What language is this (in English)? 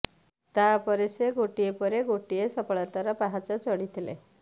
Odia